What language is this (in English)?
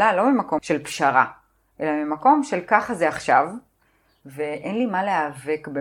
Hebrew